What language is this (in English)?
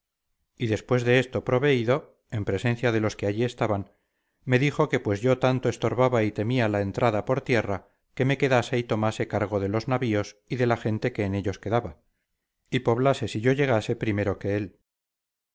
Spanish